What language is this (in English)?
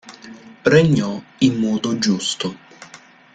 Italian